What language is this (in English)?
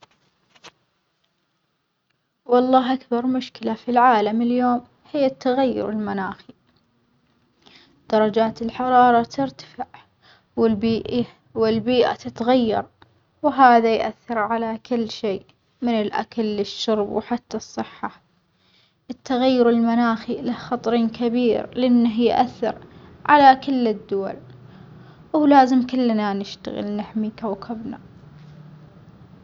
Omani Arabic